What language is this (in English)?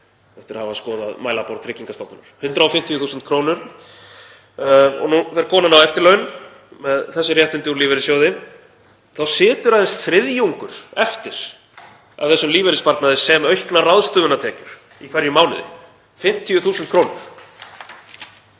Icelandic